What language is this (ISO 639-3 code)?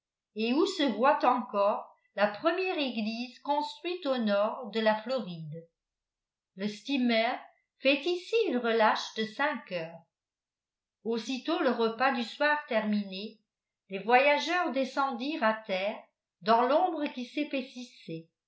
fra